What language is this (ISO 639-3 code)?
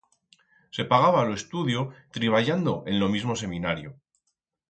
arg